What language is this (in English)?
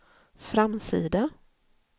Swedish